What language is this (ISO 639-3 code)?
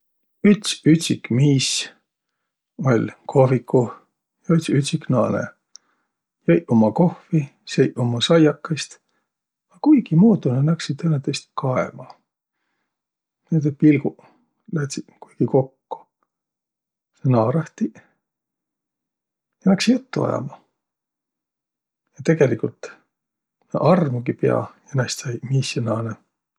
vro